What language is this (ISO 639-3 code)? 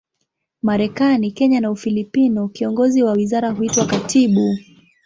swa